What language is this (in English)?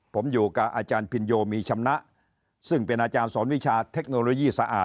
Thai